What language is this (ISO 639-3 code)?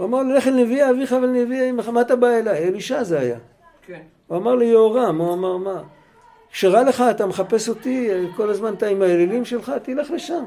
heb